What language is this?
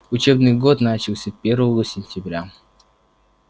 Russian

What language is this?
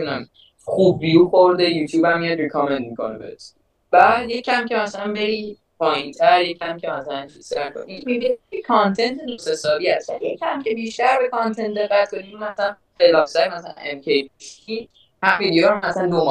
Persian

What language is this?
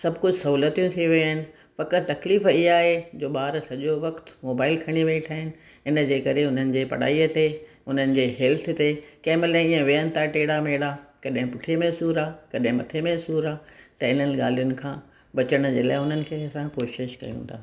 Sindhi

